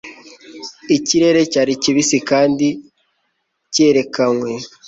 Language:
Kinyarwanda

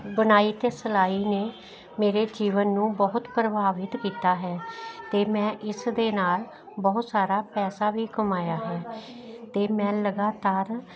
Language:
Punjabi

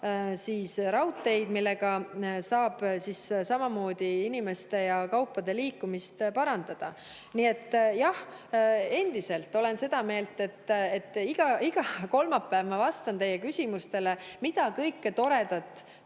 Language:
Estonian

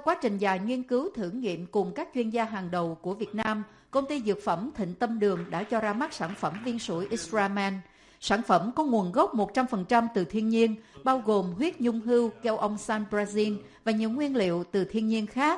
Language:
Vietnamese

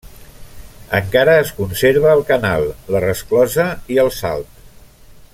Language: Catalan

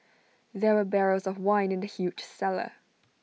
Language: English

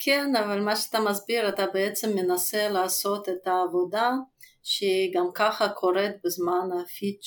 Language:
Hebrew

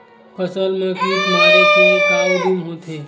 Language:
Chhattisgarhi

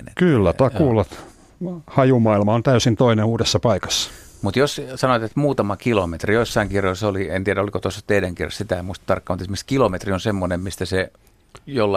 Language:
Finnish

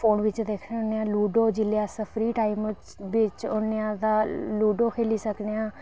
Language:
Dogri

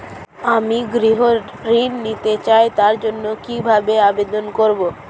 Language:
Bangla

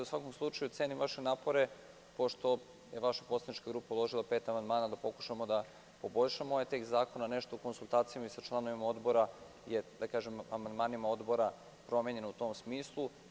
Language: Serbian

